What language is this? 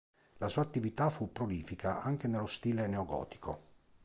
Italian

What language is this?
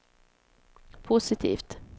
Swedish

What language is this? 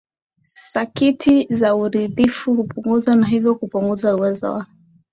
Swahili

